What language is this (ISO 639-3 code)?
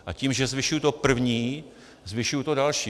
ces